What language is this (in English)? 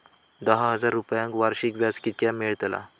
Marathi